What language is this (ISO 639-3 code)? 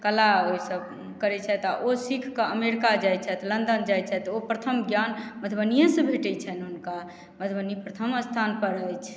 mai